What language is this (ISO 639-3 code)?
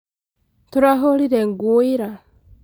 kik